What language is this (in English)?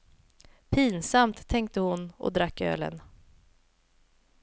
Swedish